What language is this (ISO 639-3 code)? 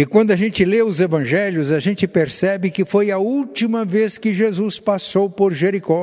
por